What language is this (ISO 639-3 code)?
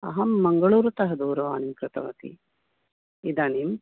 san